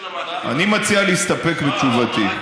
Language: Hebrew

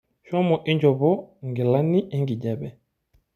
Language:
Masai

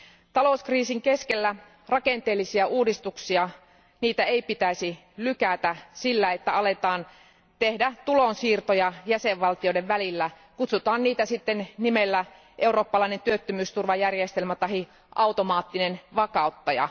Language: Finnish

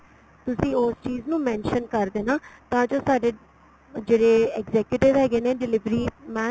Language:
Punjabi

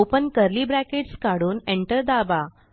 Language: Marathi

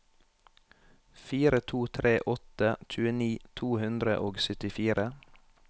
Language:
Norwegian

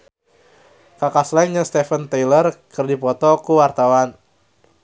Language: Sundanese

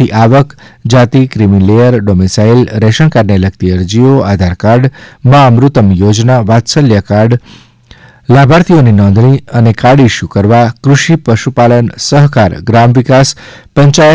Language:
Gujarati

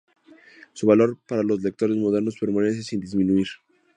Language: Spanish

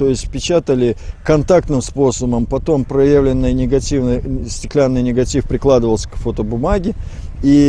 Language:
Russian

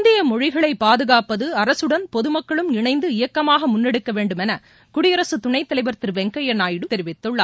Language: Tamil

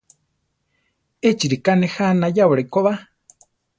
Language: Central Tarahumara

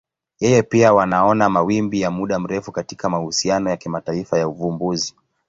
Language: Swahili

